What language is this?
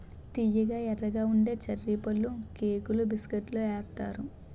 Telugu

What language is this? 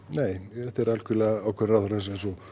Icelandic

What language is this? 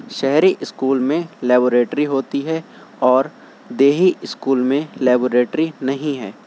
Urdu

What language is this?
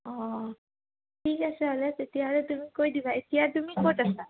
Assamese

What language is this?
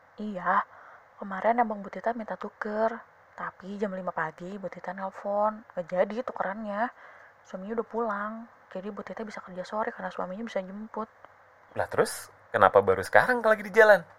Indonesian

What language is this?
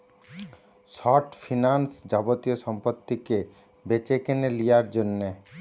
Bangla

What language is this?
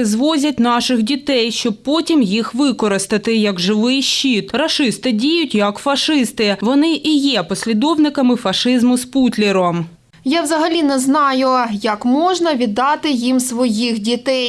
Ukrainian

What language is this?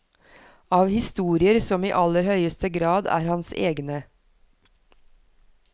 Norwegian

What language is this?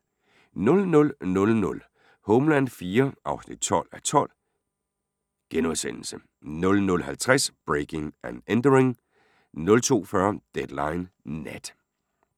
Danish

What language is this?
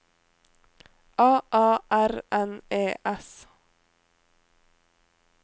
Norwegian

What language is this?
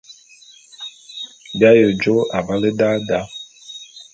Bulu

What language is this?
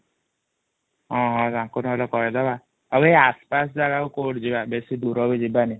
Odia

